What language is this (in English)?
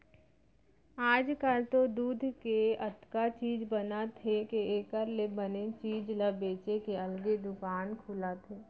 Chhattisgarhi